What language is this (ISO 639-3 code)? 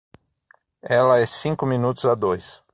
por